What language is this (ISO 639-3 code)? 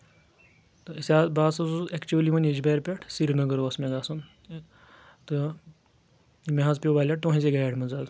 kas